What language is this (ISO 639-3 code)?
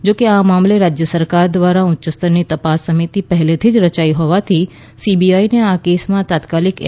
guj